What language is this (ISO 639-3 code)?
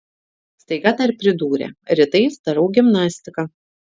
lit